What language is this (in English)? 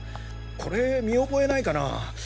Japanese